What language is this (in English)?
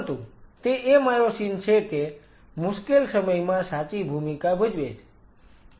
Gujarati